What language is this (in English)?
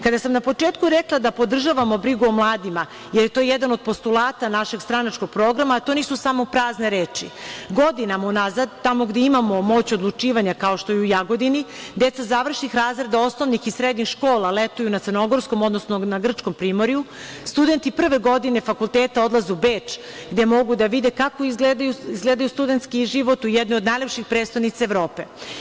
Serbian